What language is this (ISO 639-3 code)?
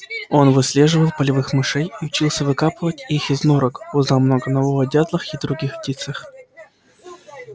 rus